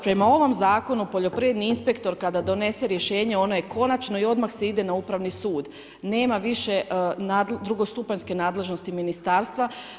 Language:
Croatian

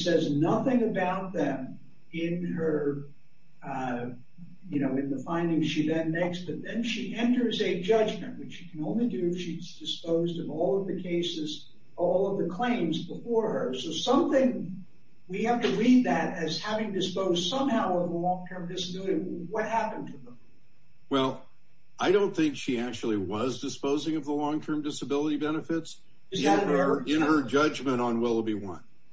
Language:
English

